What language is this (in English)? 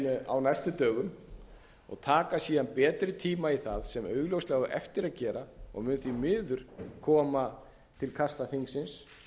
Icelandic